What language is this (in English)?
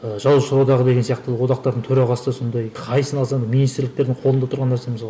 Kazakh